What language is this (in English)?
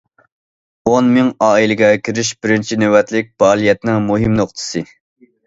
Uyghur